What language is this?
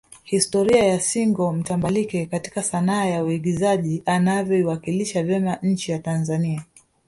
Swahili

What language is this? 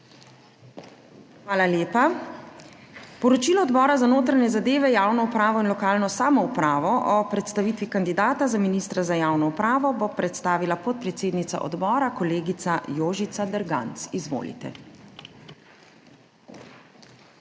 Slovenian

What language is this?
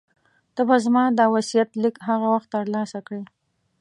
Pashto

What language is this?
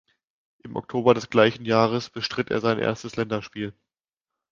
German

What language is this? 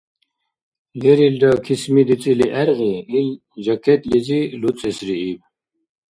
Dargwa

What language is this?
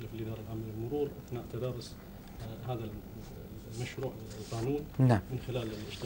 Arabic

